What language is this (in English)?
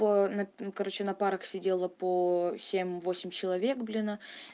Russian